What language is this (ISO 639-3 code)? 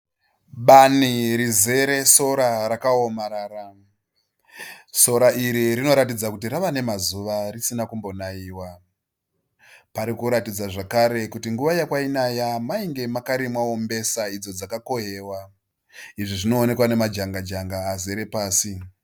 sna